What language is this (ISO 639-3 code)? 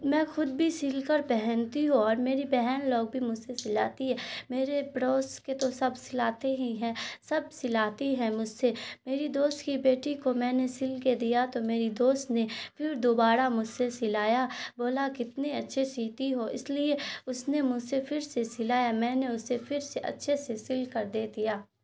urd